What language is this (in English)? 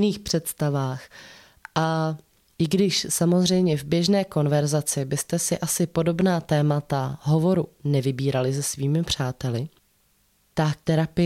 Czech